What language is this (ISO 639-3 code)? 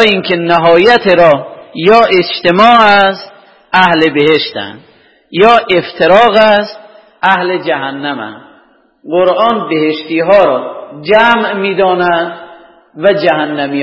fas